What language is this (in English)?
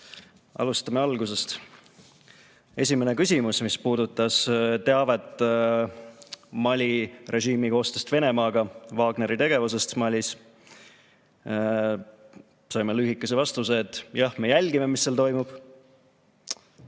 Estonian